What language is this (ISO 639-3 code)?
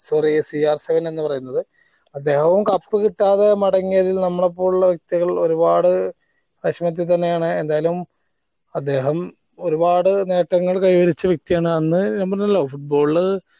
mal